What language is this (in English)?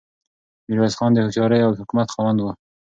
Pashto